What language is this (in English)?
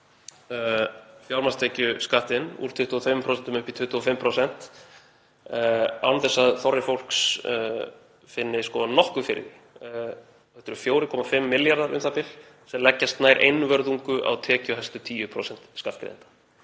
Icelandic